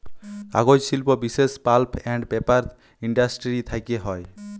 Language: Bangla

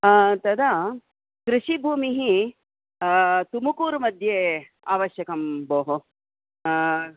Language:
Sanskrit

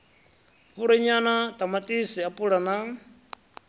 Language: Venda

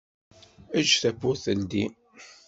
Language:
Kabyle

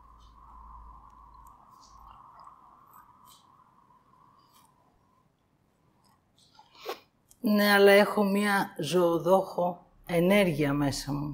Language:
Greek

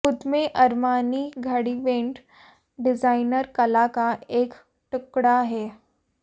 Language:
Hindi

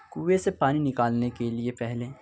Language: Urdu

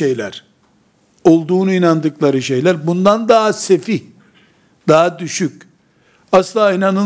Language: Turkish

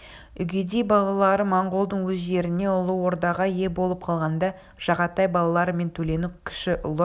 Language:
Kazakh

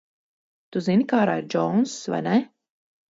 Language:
Latvian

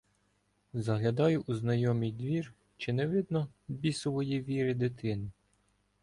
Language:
Ukrainian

